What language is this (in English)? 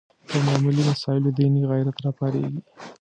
Pashto